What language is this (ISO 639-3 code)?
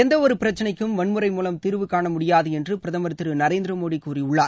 tam